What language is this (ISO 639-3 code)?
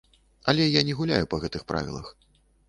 bel